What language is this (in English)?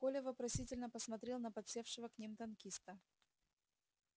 Russian